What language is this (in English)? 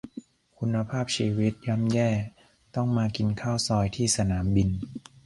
Thai